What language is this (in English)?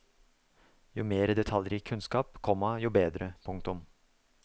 Norwegian